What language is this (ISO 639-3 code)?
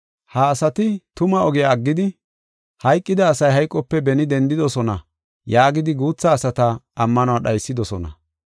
gof